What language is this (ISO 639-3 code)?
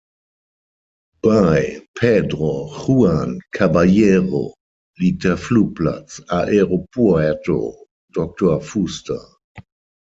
deu